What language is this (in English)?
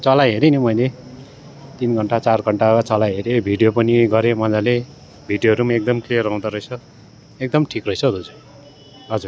Nepali